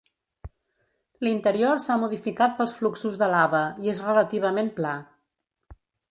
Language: Catalan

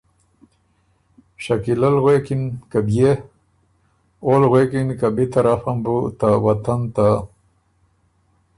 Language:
Ormuri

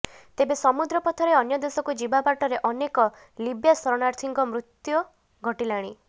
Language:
Odia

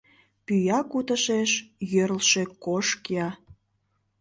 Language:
Mari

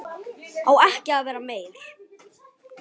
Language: Icelandic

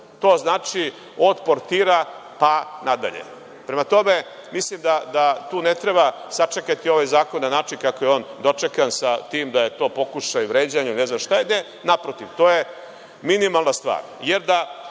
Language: Serbian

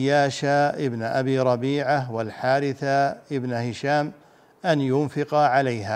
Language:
Arabic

